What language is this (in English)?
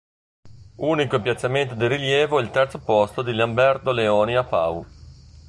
Italian